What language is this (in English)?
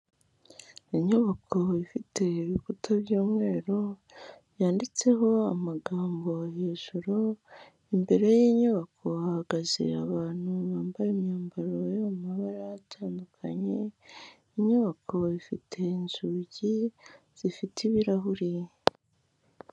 Kinyarwanda